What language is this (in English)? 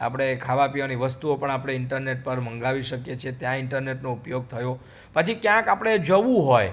Gujarati